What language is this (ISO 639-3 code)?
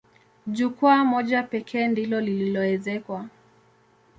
swa